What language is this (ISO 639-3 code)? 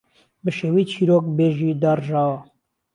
ckb